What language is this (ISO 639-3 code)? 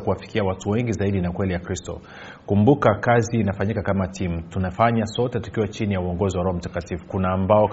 swa